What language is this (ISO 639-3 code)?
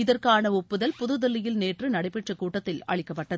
tam